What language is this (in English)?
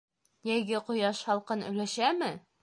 Bashkir